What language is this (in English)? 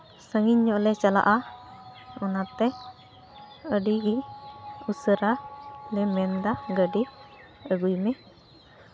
Santali